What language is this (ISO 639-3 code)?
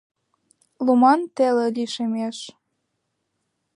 chm